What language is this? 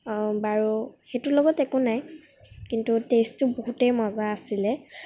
Assamese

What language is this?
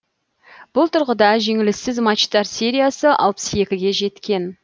Kazakh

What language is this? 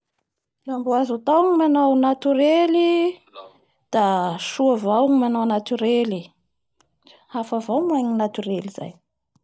Bara Malagasy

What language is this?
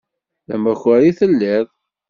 Kabyle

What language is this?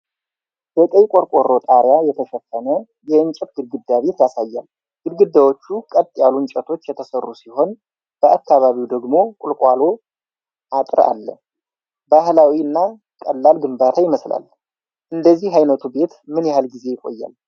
Amharic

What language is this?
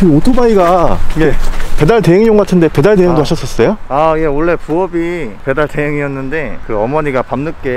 Korean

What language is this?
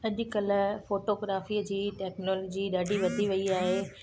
Sindhi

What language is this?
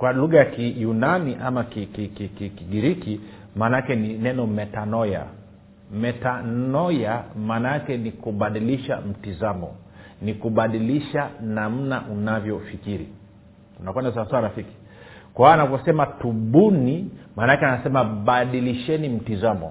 Swahili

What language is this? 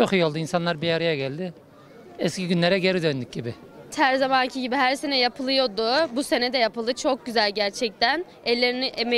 Turkish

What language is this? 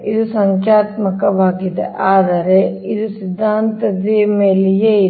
Kannada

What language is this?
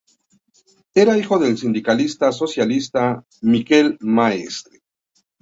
Spanish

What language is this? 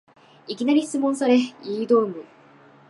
Japanese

